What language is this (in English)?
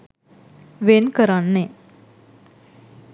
Sinhala